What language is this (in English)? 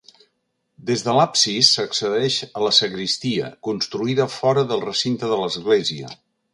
Catalan